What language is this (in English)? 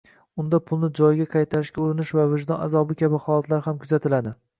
Uzbek